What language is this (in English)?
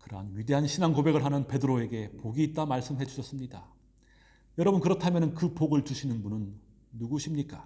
Korean